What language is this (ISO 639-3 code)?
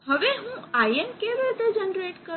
guj